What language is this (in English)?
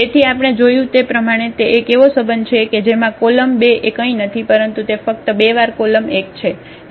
Gujarati